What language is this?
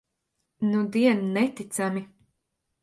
Latvian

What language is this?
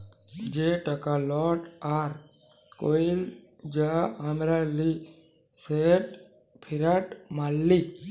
Bangla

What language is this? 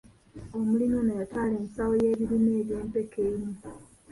Ganda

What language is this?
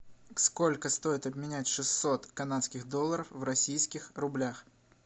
Russian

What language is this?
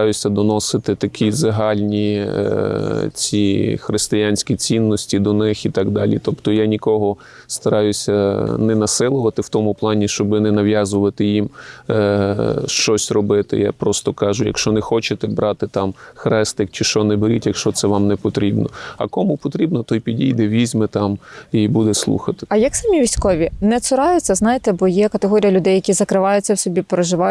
Ukrainian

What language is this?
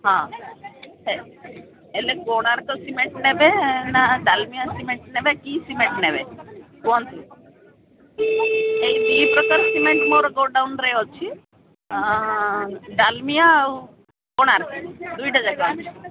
Odia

